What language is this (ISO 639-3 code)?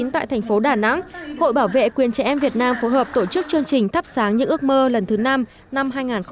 vie